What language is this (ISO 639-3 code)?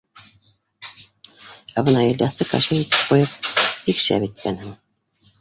bak